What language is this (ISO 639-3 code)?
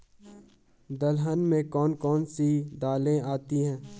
hin